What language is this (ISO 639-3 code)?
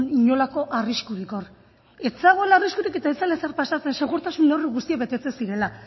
eus